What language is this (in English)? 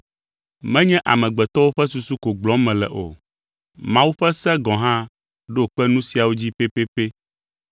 Ewe